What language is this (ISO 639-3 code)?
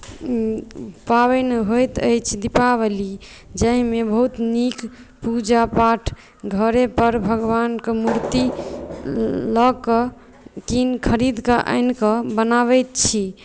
mai